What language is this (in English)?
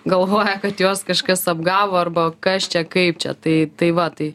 Lithuanian